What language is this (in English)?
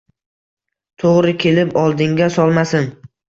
Uzbek